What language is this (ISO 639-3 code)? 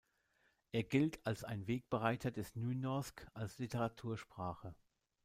deu